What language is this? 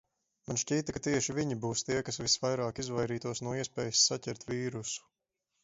Latvian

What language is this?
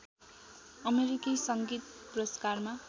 Nepali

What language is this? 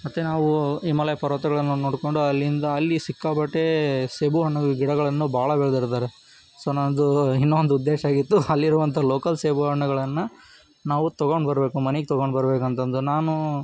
Kannada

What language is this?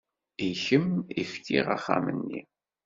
Kabyle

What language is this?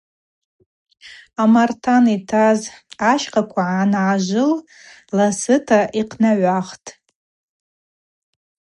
Abaza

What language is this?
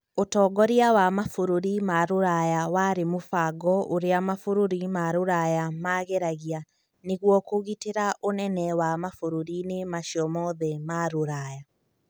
Kikuyu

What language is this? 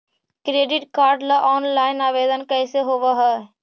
Magahi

